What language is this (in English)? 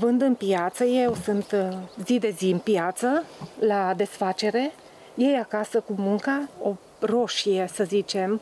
Romanian